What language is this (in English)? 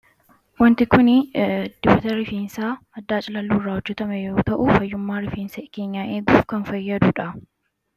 Oromo